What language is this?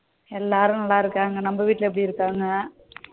Tamil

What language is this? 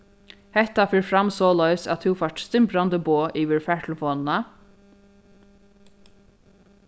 Faroese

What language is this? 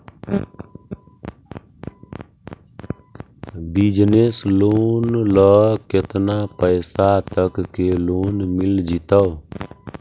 Magahi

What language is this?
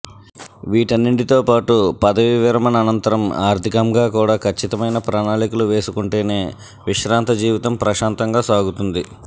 Telugu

